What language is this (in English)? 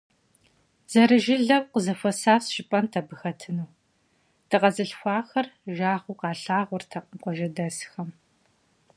Kabardian